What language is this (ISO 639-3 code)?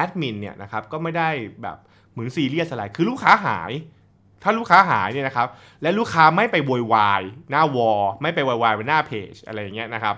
tha